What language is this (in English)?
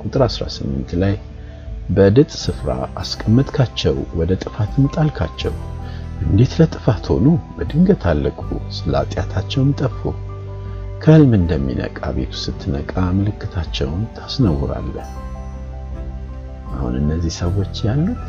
Amharic